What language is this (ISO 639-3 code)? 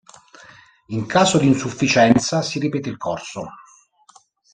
ita